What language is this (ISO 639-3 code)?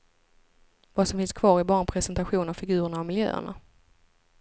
swe